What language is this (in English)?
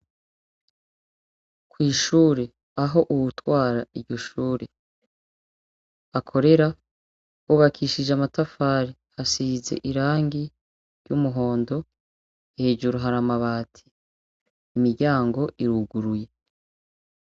Rundi